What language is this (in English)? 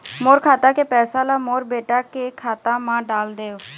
Chhattisgarhi